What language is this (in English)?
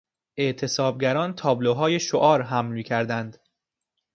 Persian